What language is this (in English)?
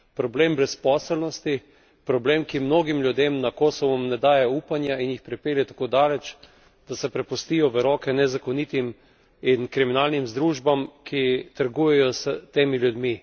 Slovenian